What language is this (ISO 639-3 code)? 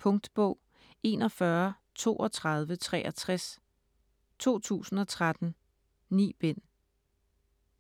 dan